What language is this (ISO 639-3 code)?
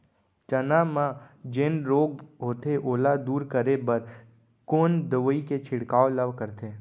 hne